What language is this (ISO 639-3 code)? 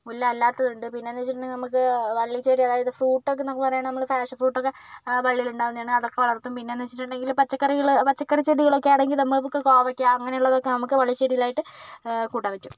mal